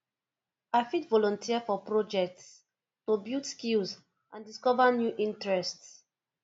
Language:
Nigerian Pidgin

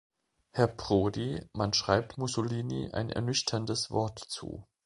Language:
German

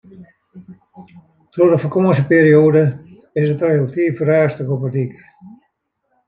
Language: Western Frisian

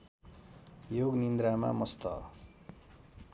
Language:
Nepali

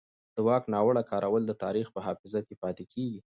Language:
Pashto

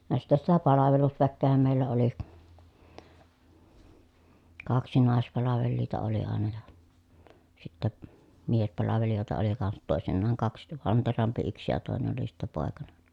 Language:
Finnish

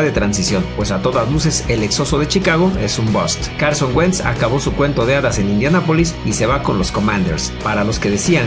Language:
Spanish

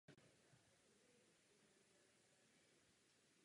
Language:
Czech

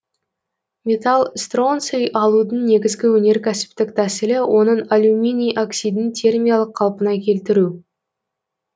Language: Kazakh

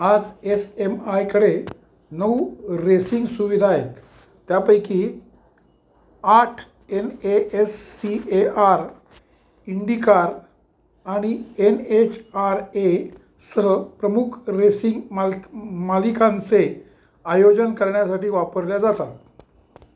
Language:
Marathi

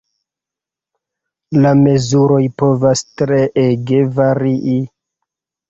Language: Esperanto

